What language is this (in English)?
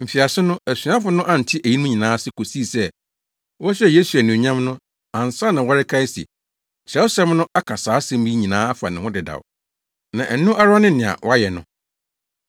Akan